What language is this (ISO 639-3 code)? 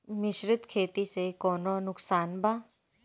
bho